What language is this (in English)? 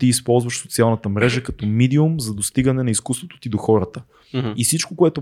Bulgarian